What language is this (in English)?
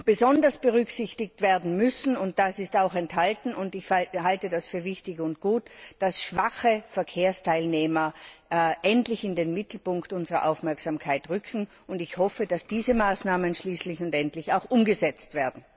German